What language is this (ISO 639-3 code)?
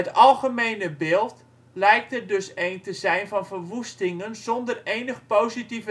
nld